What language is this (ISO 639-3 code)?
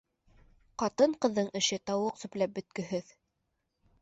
bak